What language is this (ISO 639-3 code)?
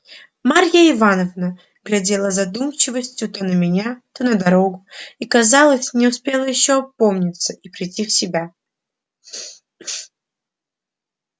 rus